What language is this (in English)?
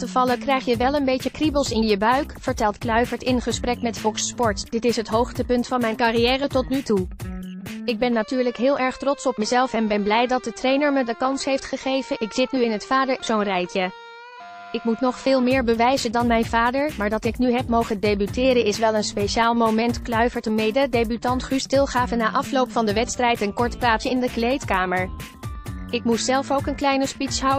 Dutch